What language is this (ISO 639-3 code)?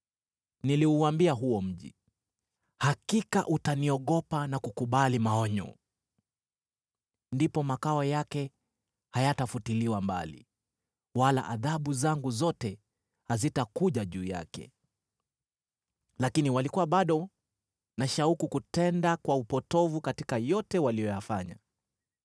swa